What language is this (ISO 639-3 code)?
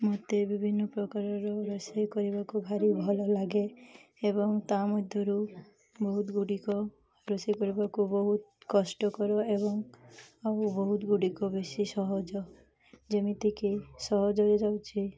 ori